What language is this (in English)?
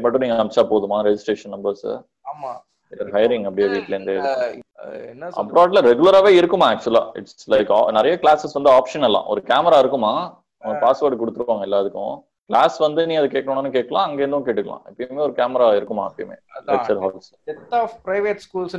Tamil